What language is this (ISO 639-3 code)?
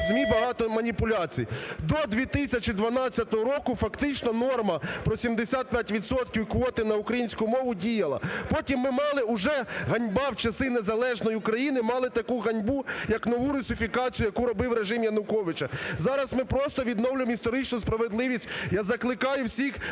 ukr